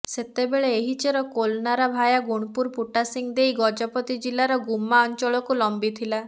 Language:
Odia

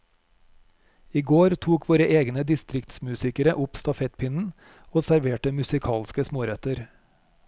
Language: Norwegian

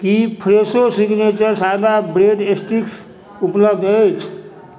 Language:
Maithili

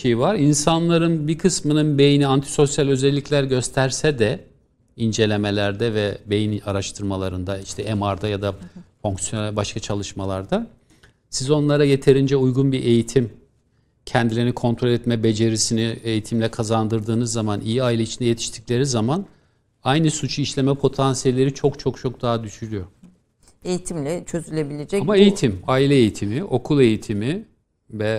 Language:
Turkish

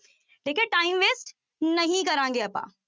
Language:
Punjabi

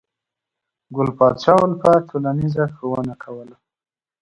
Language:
Pashto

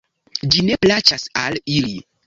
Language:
Esperanto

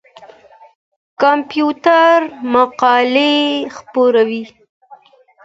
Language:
Pashto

